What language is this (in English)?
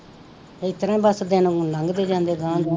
Punjabi